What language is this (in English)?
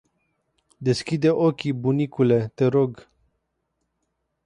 Romanian